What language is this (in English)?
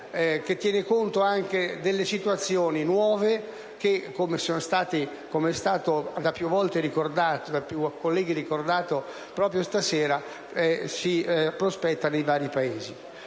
Italian